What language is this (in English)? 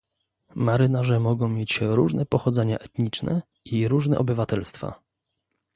Polish